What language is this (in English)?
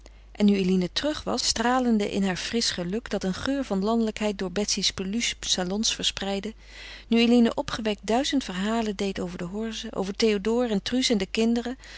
Dutch